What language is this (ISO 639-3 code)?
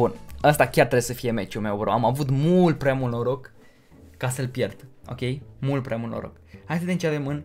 ron